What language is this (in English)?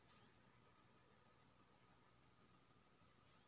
Maithili